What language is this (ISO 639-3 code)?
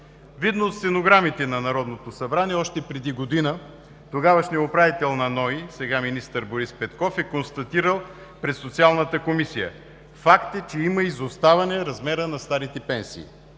bul